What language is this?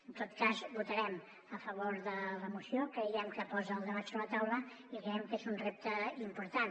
Catalan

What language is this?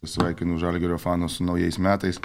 Lithuanian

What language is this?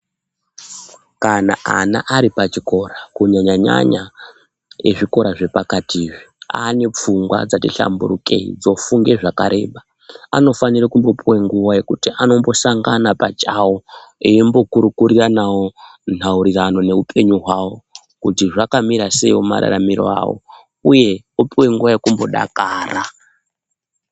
Ndau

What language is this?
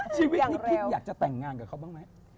Thai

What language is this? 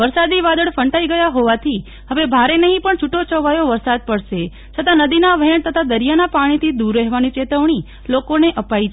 Gujarati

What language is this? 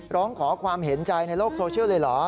Thai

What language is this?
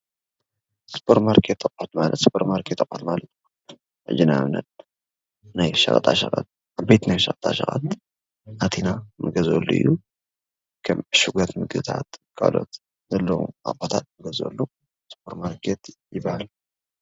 Tigrinya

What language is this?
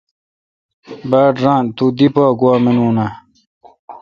Kalkoti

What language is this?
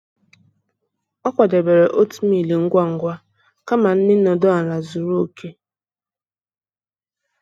Igbo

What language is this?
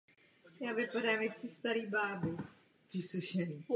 Czech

